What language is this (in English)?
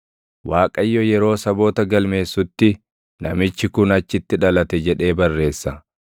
Oromo